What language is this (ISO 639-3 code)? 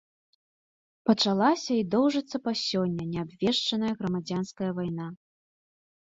bel